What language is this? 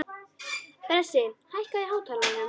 Icelandic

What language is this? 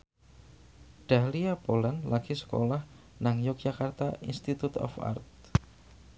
Javanese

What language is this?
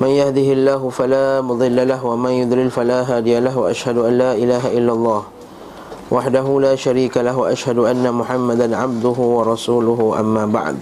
Malay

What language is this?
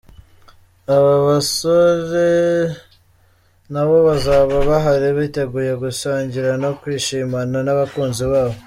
Kinyarwanda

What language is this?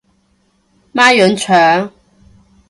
Cantonese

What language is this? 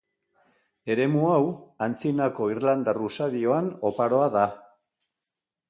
Basque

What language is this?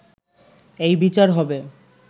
Bangla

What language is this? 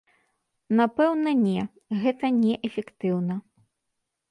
Belarusian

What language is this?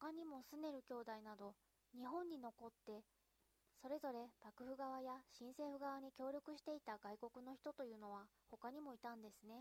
Japanese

